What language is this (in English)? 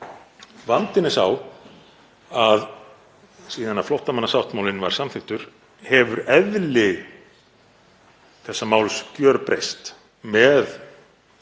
Icelandic